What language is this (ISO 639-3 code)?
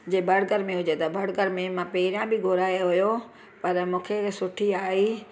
snd